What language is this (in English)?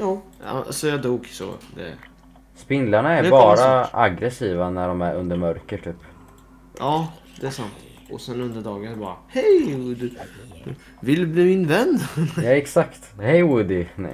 Swedish